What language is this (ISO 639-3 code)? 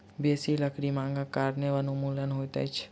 mai